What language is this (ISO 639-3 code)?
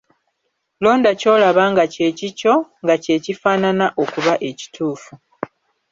lug